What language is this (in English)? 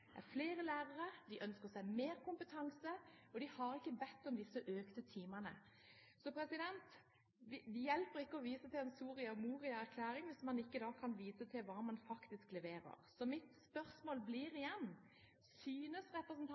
Norwegian Bokmål